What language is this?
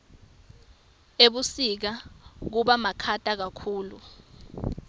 Swati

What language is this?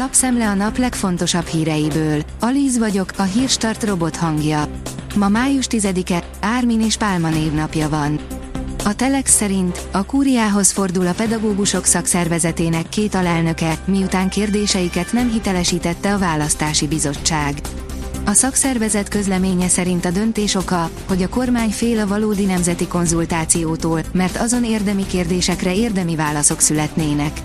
Hungarian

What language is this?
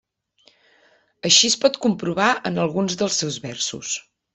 Catalan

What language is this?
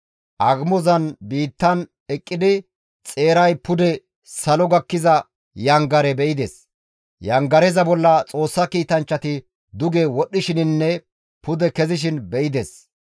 Gamo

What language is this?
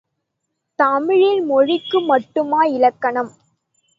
Tamil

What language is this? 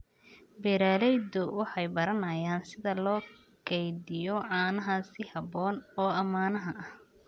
Somali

